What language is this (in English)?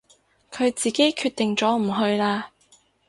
Cantonese